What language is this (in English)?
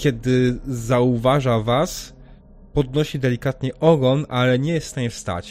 Polish